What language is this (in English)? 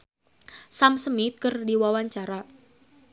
Sundanese